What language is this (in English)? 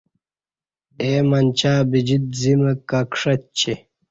Kati